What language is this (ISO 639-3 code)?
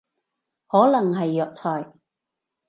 yue